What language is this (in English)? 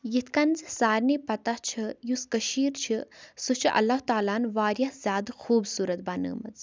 Kashmiri